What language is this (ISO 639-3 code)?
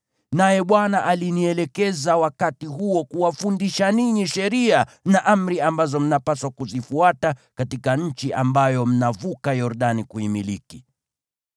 swa